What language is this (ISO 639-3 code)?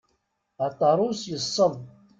kab